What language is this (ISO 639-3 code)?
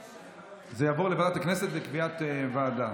heb